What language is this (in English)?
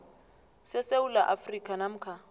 South Ndebele